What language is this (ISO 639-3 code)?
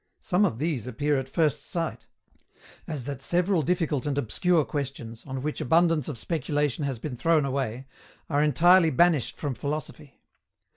eng